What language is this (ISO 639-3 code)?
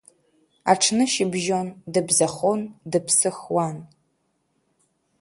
abk